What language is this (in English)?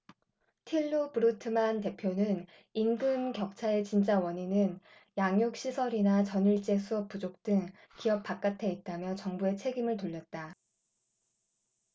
Korean